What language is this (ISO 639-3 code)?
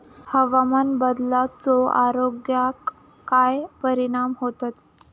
mar